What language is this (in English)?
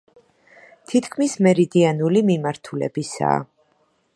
Georgian